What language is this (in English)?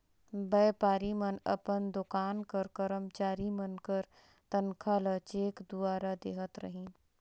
Chhattisgarhi